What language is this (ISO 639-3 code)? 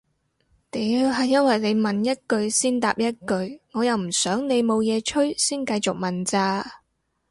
yue